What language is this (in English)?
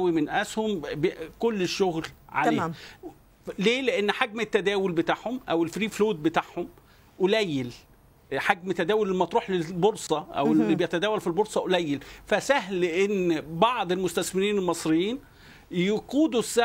Arabic